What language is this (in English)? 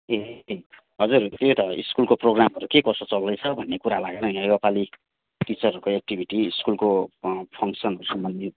Nepali